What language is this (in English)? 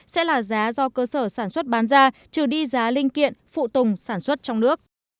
Vietnamese